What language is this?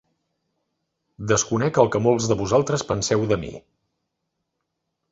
Catalan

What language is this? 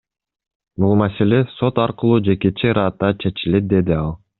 Kyrgyz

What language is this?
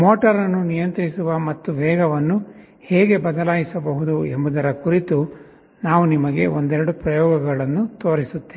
Kannada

